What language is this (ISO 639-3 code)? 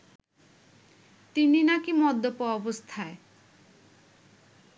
ben